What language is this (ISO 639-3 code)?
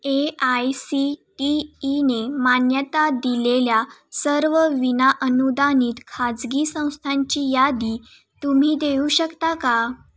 mar